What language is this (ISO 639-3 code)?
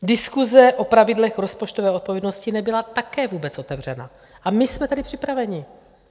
ces